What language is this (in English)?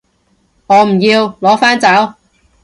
Cantonese